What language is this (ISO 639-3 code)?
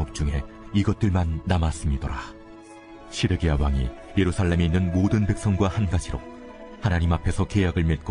kor